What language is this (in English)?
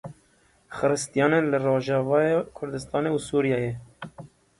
Kurdish